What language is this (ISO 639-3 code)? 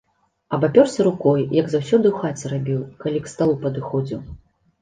bel